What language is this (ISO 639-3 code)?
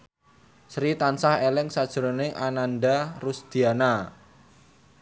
jav